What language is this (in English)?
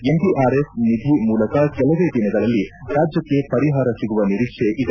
Kannada